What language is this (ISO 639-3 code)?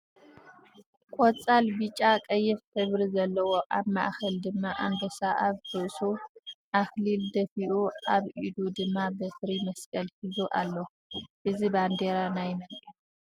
tir